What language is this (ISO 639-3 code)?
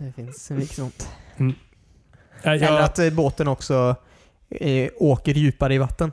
swe